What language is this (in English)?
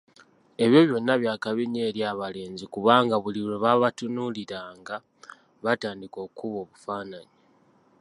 Ganda